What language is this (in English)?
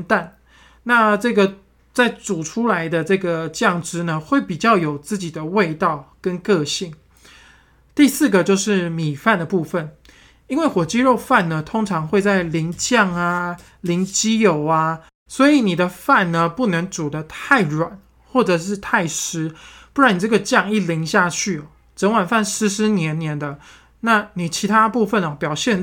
Chinese